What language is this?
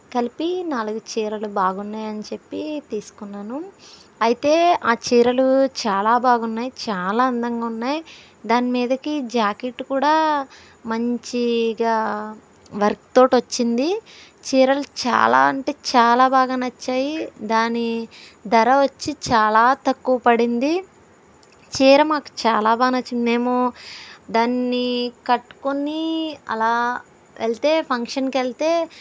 Telugu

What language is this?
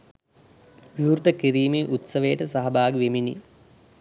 Sinhala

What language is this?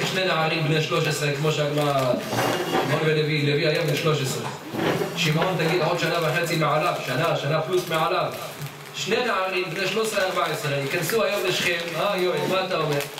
Hebrew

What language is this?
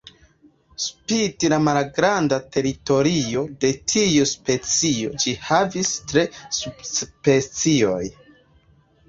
Esperanto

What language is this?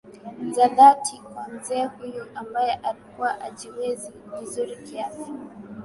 Swahili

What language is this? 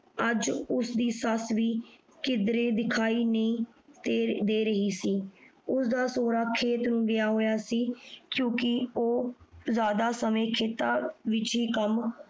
Punjabi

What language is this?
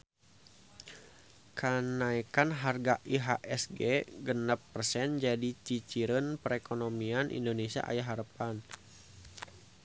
Sundanese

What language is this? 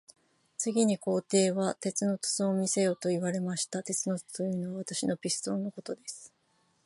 Japanese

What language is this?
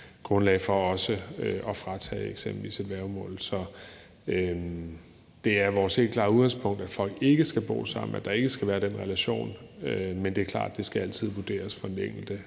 Danish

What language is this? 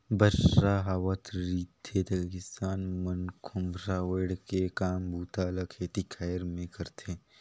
Chhattisgarhi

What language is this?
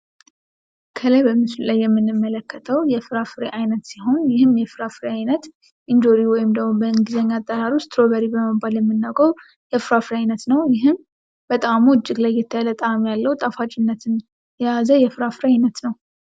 Amharic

